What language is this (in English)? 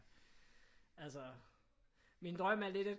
Danish